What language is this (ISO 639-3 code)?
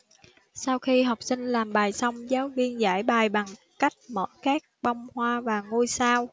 vie